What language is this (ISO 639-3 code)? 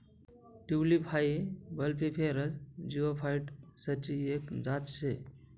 mar